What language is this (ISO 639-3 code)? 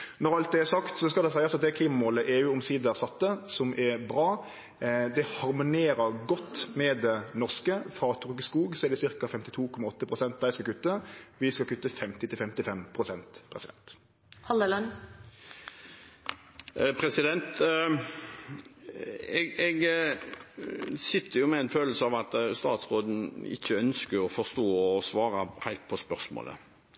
nor